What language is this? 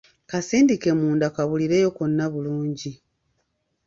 Ganda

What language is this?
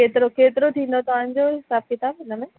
Sindhi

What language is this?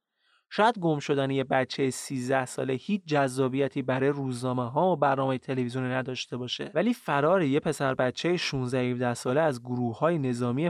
Persian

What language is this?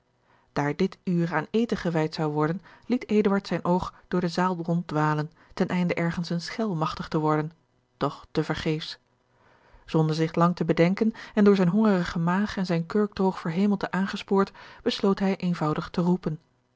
Dutch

